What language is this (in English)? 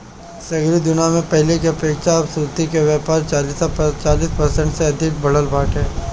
Bhojpuri